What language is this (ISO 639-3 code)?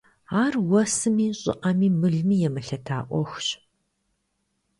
kbd